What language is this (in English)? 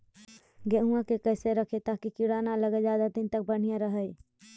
Magahi